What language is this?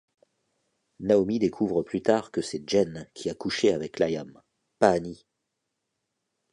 French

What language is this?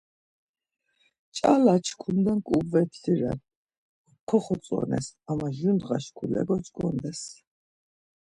Laz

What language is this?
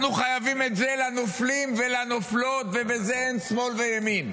Hebrew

